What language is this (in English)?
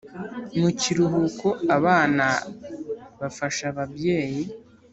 Kinyarwanda